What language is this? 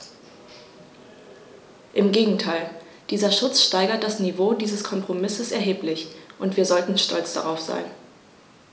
German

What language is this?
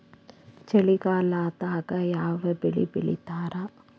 Kannada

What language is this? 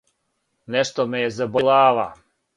Serbian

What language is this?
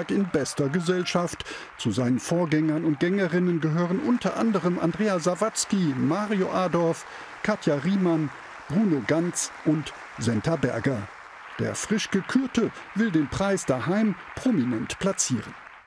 German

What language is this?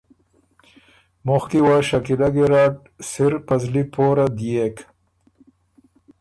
Ormuri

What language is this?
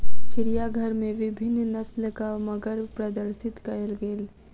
Maithili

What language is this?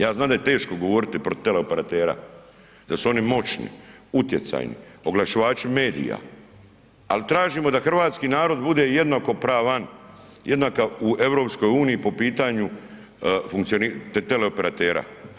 Croatian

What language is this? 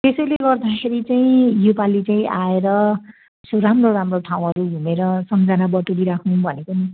Nepali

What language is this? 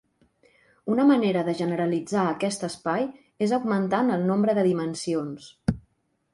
Catalan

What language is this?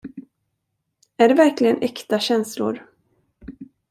Swedish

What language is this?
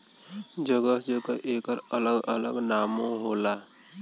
Bhojpuri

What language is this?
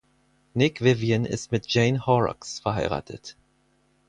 German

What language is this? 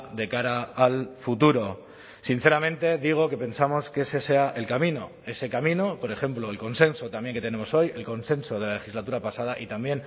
Spanish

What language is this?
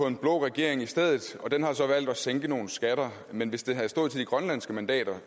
Danish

